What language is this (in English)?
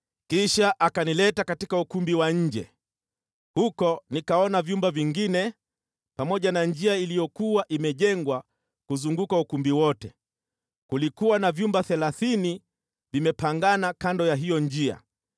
Swahili